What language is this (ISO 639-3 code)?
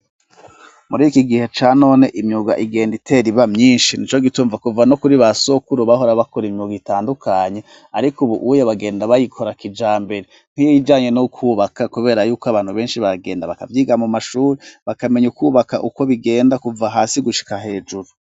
run